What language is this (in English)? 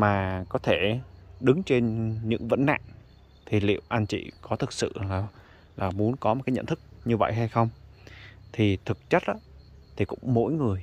Vietnamese